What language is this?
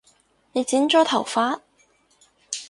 Cantonese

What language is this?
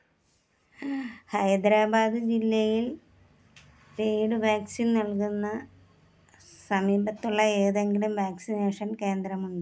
Malayalam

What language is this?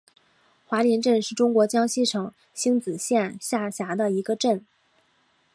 Chinese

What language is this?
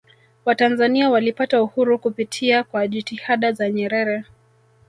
Swahili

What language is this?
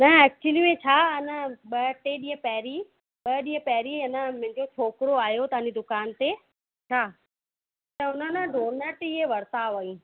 Sindhi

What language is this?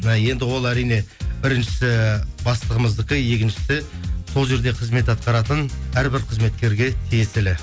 Kazakh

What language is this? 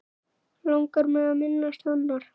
Icelandic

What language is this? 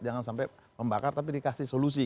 Indonesian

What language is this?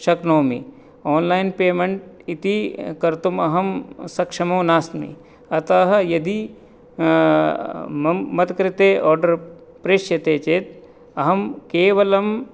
Sanskrit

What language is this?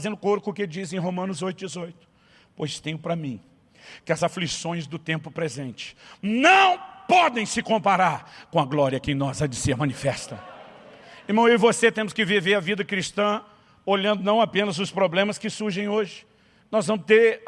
Portuguese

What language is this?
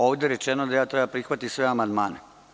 Serbian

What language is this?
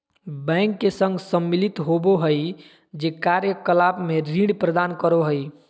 Magahi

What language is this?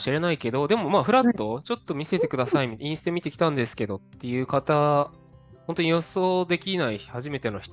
Japanese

